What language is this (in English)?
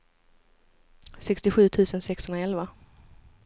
Swedish